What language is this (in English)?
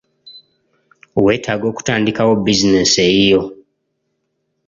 Ganda